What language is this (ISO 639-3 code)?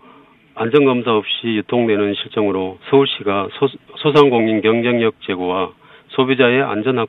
kor